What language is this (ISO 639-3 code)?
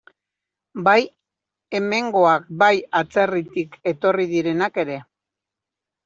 eus